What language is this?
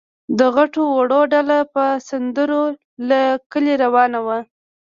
Pashto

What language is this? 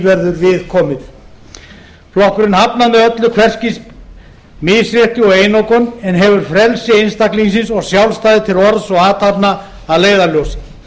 Icelandic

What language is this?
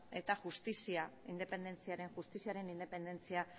Basque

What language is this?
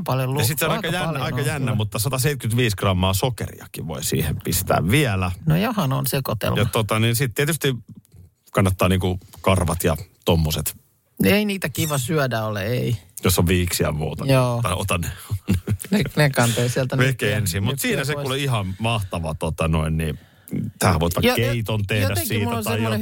Finnish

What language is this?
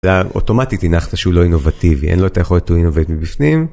Hebrew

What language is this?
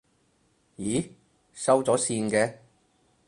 Cantonese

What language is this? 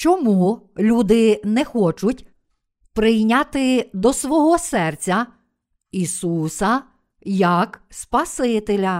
Ukrainian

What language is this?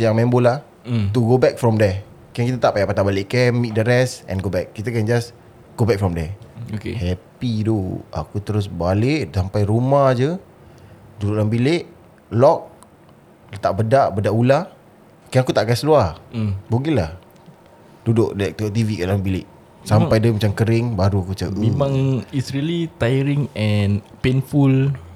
Malay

